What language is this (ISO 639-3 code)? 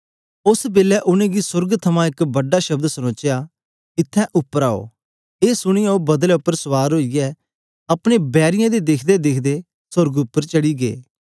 doi